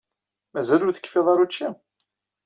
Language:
Kabyle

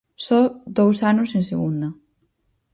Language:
Galician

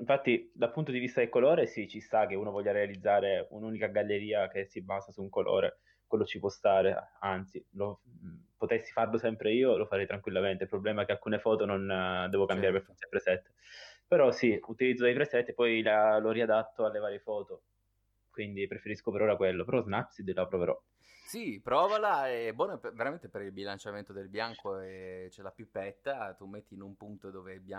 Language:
Italian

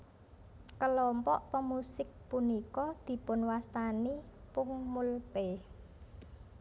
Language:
Javanese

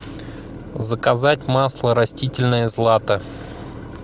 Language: Russian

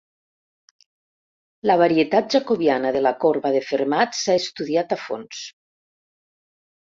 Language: Catalan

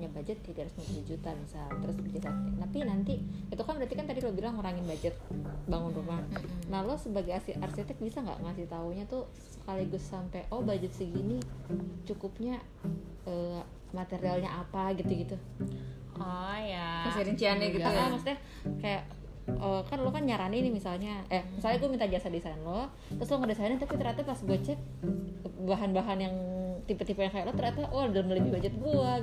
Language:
Indonesian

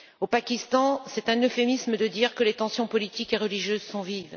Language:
French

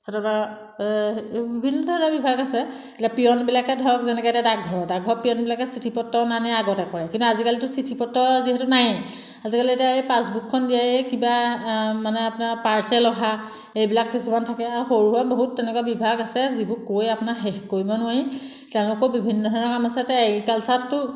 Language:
Assamese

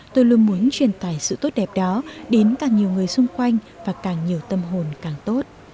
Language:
Vietnamese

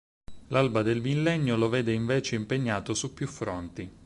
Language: Italian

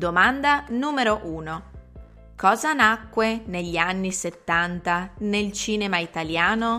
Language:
Italian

